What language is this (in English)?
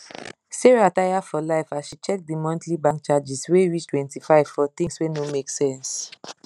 Nigerian Pidgin